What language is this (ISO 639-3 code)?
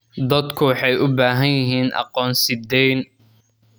som